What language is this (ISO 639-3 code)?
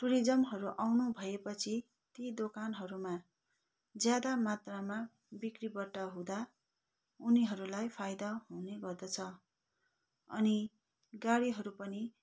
nep